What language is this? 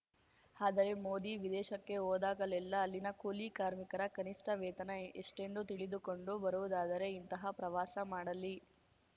Kannada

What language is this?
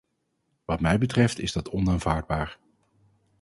Dutch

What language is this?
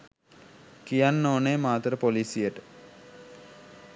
Sinhala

